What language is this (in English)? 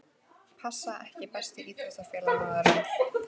Icelandic